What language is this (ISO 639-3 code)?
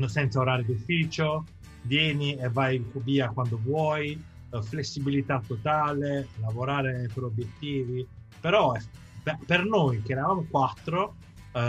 ita